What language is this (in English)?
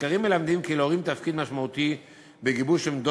Hebrew